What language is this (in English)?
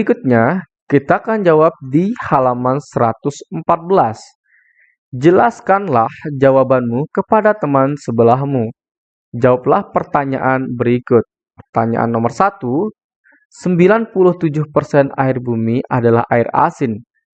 Indonesian